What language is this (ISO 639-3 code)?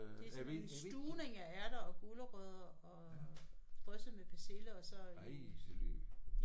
dan